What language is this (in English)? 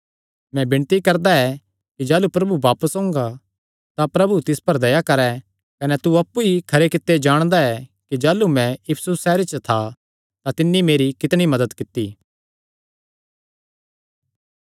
Kangri